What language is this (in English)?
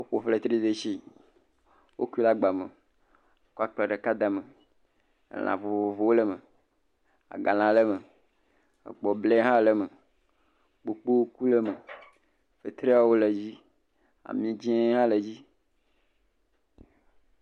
Ewe